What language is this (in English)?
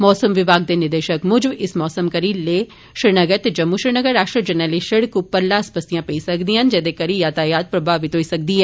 Dogri